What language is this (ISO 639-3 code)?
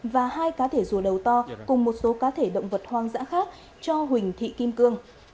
vie